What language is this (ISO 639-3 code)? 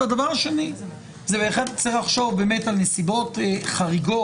heb